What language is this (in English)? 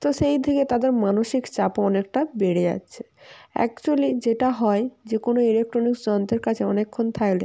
Bangla